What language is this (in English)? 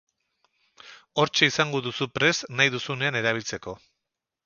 Basque